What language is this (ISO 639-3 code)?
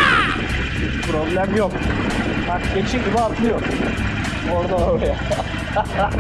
tur